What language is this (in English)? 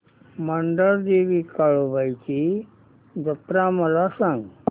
Marathi